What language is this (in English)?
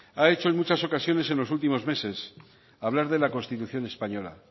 Spanish